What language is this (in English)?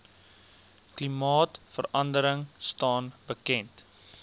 Afrikaans